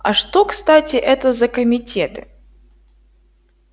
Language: Russian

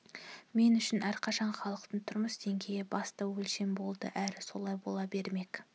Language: Kazakh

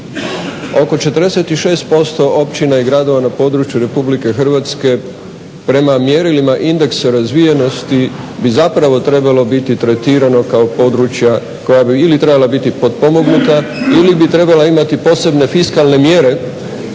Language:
Croatian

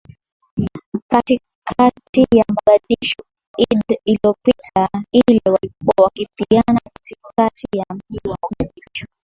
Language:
Swahili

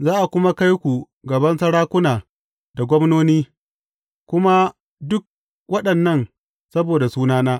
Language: Hausa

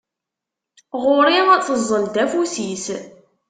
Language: Kabyle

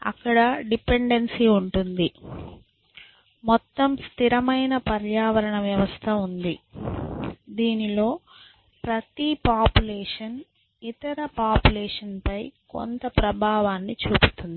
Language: Telugu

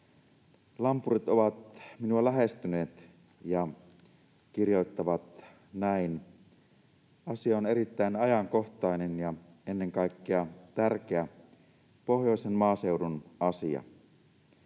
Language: Finnish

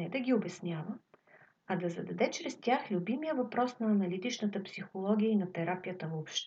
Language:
Bulgarian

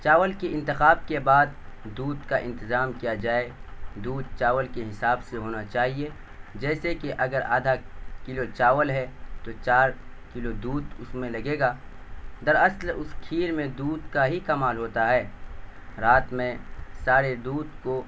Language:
Urdu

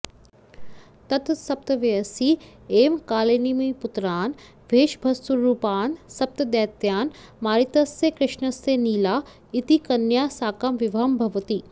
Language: Sanskrit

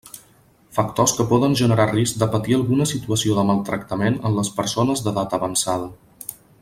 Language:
Catalan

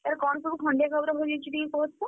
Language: Odia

